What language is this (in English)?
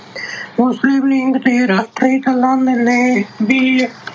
Punjabi